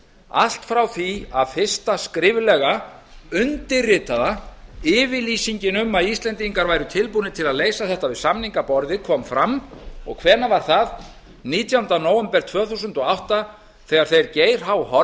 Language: Icelandic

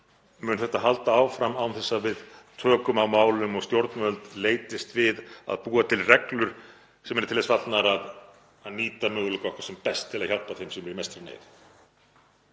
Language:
Icelandic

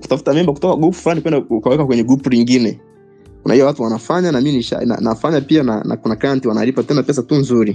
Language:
Swahili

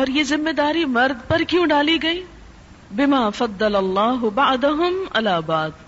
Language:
Urdu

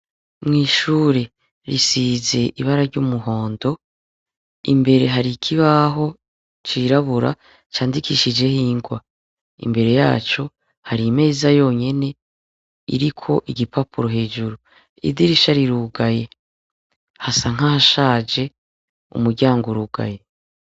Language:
Rundi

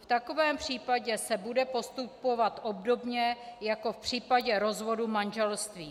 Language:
Czech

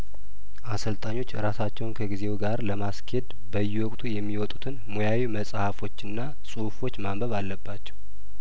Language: Amharic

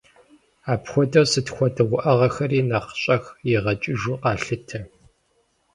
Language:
Kabardian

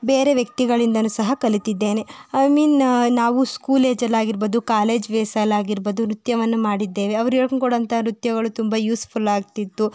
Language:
Kannada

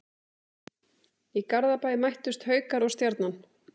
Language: Icelandic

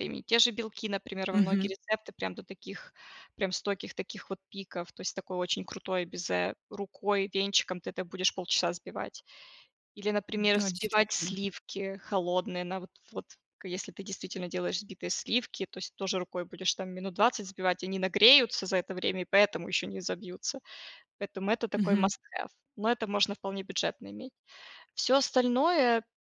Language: Russian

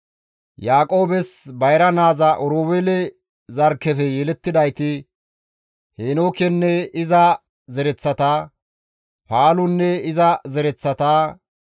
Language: Gamo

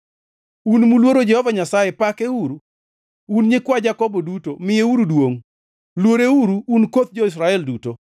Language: Luo (Kenya and Tanzania)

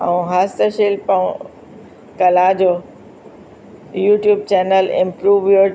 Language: Sindhi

